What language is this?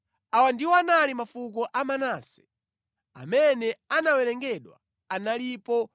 Nyanja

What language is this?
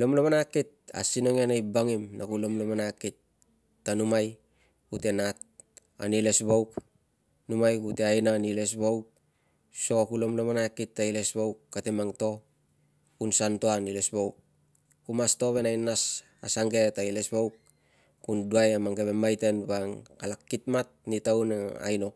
Tungag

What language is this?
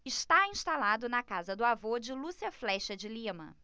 Portuguese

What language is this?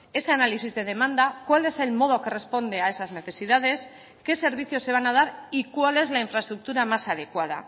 Spanish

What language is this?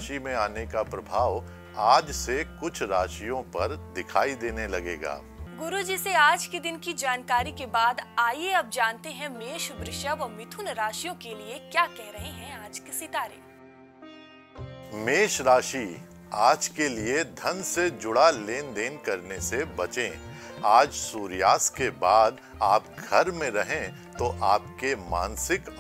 Hindi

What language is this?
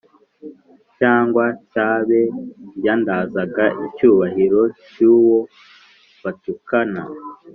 Kinyarwanda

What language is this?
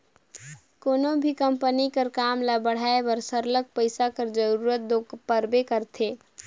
Chhattisgarhi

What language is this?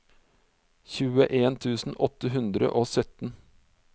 Norwegian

